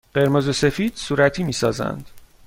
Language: Persian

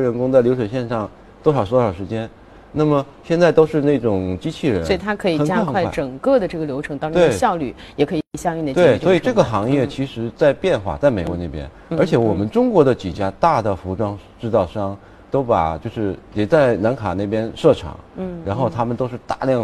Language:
Chinese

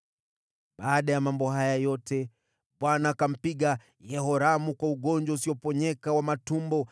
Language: Swahili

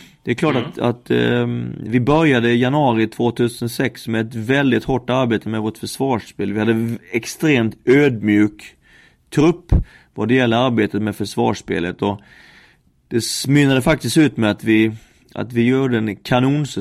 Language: Swedish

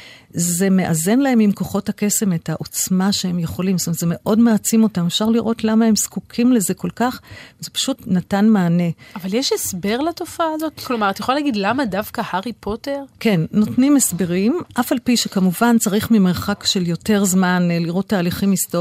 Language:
Hebrew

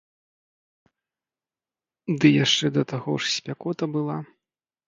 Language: Belarusian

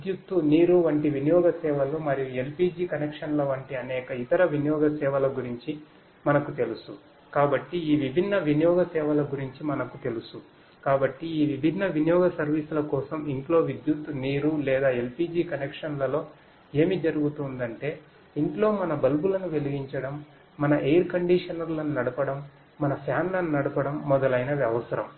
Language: Telugu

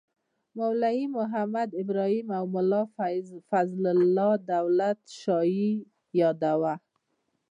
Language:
Pashto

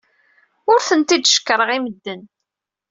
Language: Kabyle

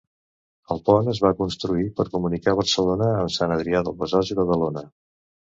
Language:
Catalan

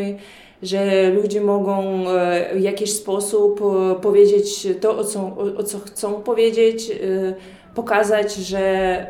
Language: Polish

